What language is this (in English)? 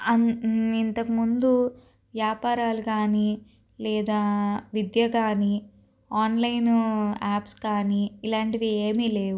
Telugu